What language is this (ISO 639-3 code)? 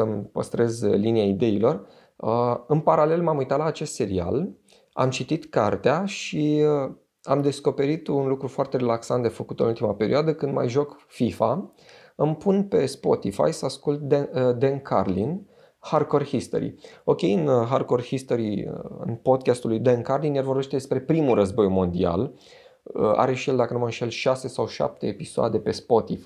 ron